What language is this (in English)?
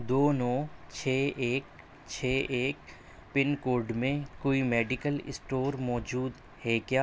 Urdu